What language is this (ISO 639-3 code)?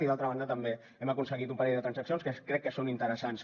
cat